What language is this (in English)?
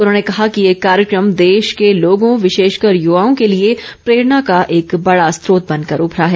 Hindi